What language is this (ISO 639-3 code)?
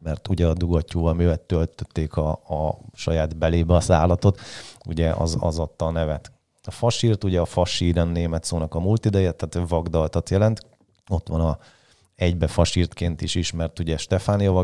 hun